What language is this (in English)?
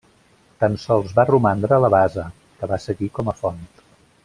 Catalan